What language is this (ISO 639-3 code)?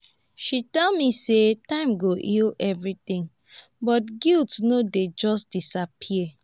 pcm